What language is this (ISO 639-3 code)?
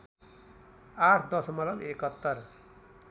nep